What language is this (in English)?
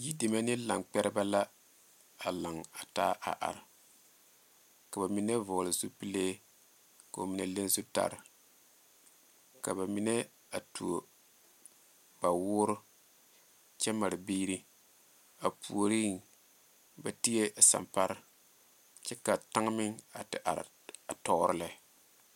Southern Dagaare